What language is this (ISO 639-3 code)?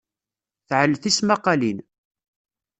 kab